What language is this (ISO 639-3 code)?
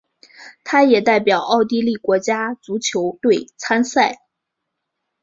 zho